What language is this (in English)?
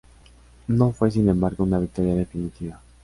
Spanish